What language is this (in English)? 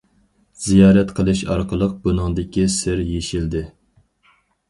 Uyghur